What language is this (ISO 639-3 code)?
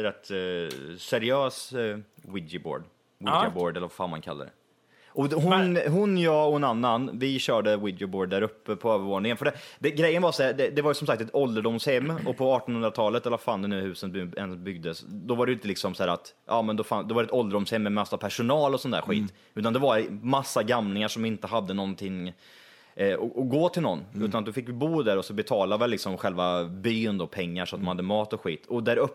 swe